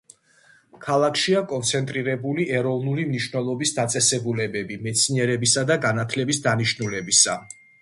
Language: Georgian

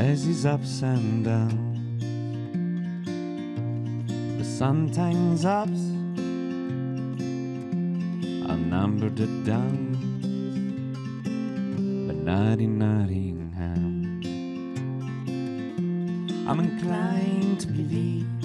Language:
Italian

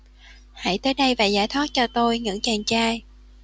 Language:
Vietnamese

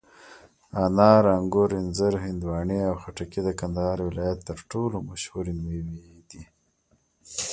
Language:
Pashto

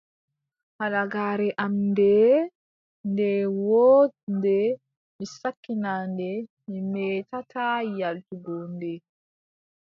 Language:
Adamawa Fulfulde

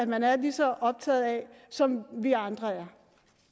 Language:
Danish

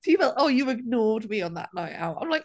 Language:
Welsh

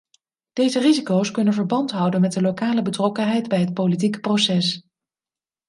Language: Dutch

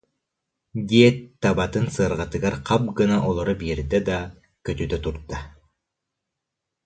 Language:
Yakut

